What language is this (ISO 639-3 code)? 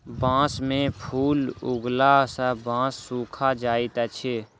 mai